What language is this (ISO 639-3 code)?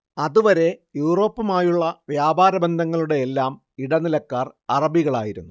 mal